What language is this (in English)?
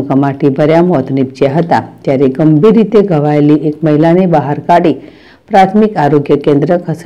Gujarati